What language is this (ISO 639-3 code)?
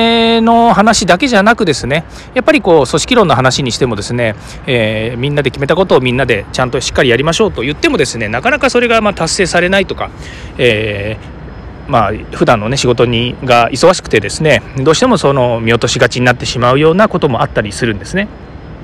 jpn